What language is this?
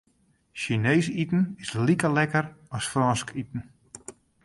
Western Frisian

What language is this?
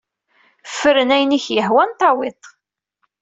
Kabyle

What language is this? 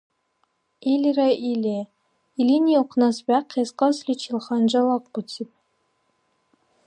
Dargwa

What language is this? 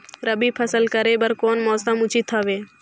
Chhattisgarhi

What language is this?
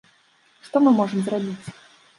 Belarusian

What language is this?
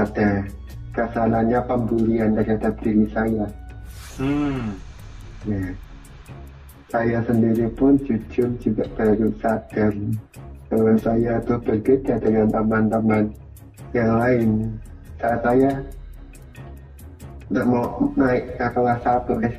Indonesian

